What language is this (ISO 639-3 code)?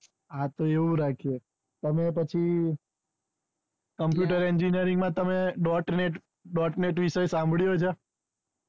guj